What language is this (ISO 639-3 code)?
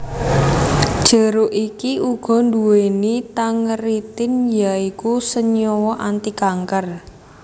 jav